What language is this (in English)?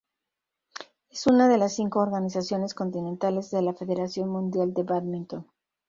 Spanish